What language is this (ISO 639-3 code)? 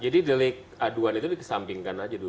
ind